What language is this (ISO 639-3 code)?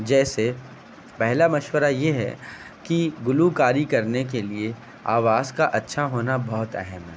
urd